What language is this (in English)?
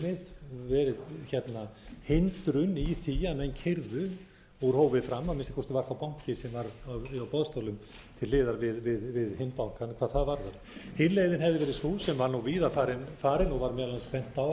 Icelandic